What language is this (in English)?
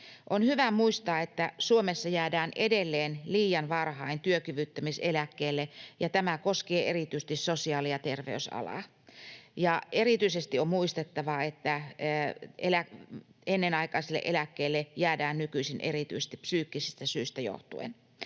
Finnish